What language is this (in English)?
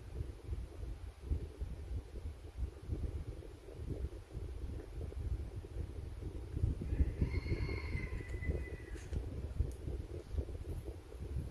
Vietnamese